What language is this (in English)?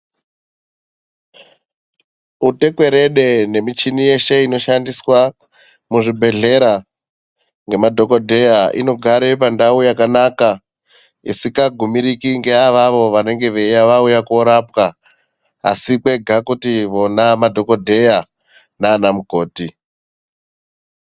Ndau